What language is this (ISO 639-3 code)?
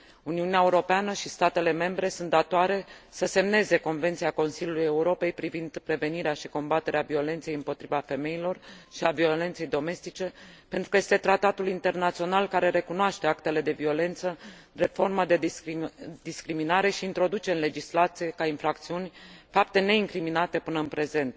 ron